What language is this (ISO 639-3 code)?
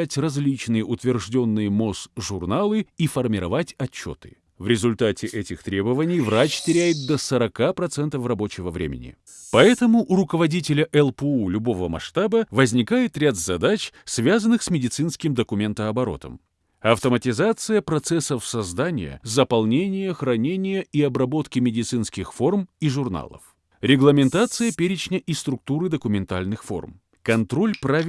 rus